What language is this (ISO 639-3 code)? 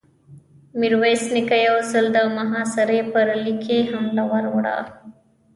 pus